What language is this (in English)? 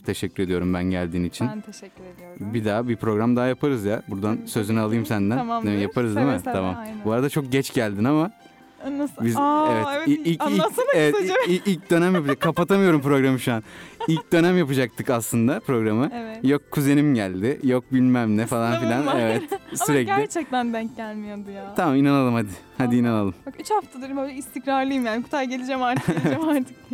Turkish